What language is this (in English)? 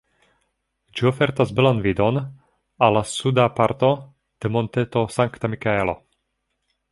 Esperanto